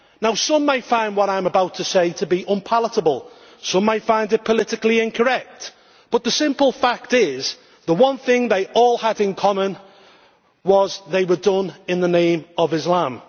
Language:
English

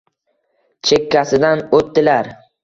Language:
Uzbek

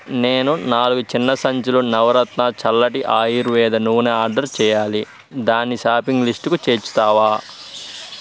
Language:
Telugu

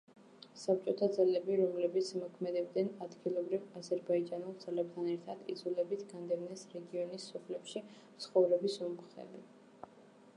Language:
Georgian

